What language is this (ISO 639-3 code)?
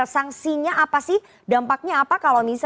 ind